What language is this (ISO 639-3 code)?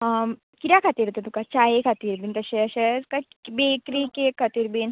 kok